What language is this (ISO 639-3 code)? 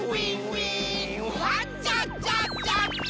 jpn